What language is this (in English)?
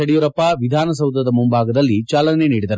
Kannada